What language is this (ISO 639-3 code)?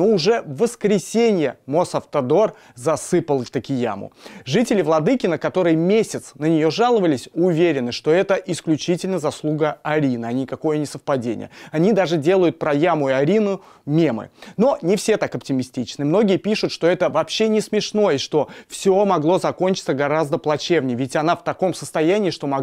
rus